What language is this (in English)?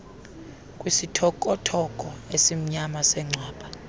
Xhosa